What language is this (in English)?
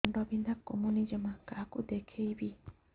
Odia